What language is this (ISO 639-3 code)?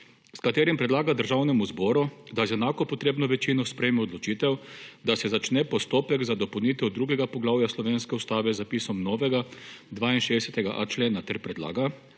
slv